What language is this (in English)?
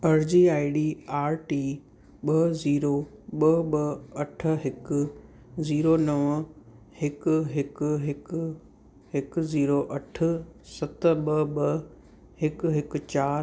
Sindhi